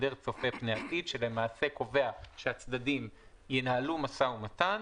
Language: Hebrew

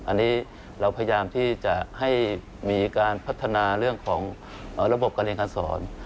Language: Thai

